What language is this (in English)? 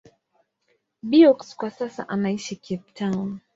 Swahili